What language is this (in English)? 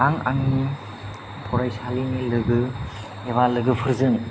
Bodo